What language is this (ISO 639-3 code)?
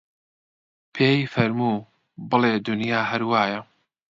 ckb